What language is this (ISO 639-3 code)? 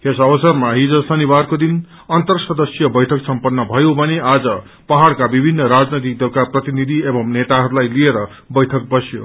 nep